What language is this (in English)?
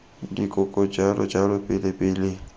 Tswana